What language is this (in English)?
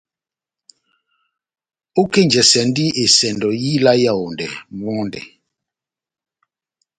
Batanga